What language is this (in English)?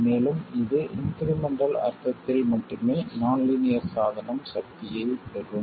Tamil